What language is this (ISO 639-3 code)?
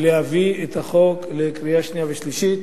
heb